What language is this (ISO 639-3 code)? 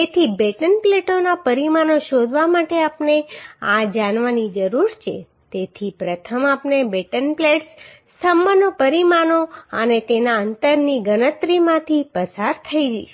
guj